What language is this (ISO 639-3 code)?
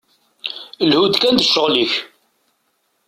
kab